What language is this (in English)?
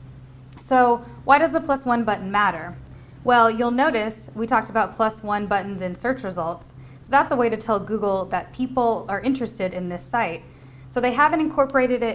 English